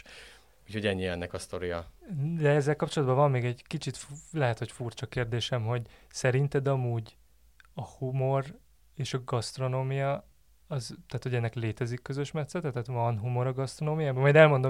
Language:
Hungarian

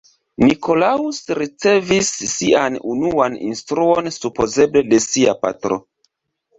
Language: Esperanto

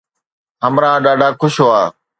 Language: Sindhi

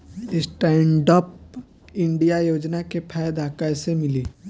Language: Bhojpuri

